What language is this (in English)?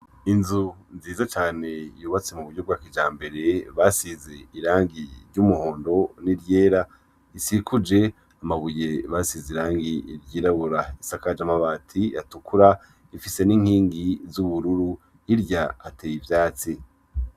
Rundi